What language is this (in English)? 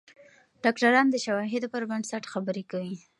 Pashto